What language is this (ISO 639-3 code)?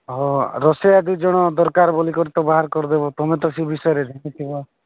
ori